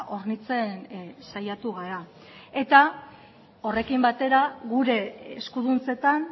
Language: Basque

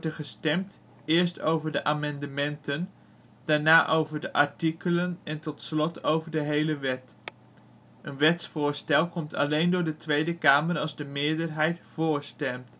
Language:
Dutch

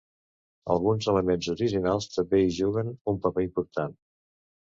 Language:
Catalan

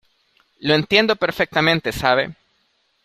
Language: Spanish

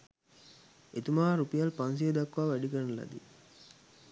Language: Sinhala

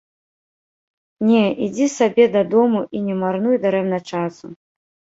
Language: Belarusian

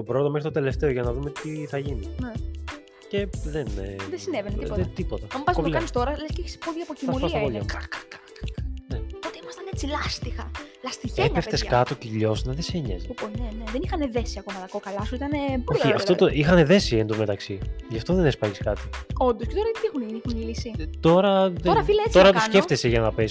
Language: Greek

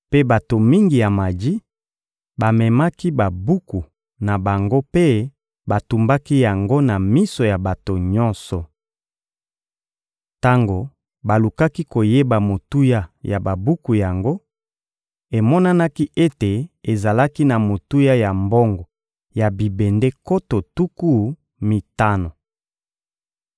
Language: Lingala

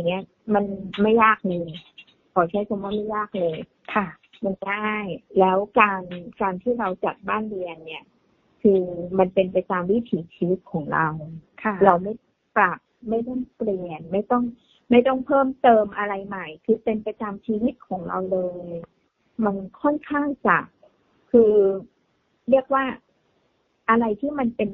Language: Thai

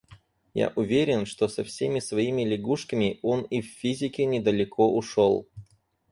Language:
Russian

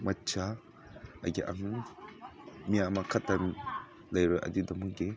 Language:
Manipuri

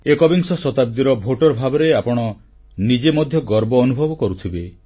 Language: Odia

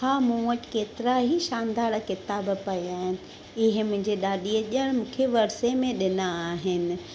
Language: Sindhi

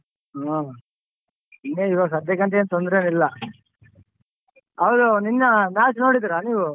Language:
Kannada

